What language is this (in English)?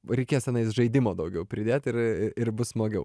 Lithuanian